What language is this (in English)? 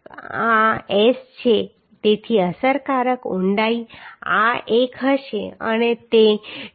Gujarati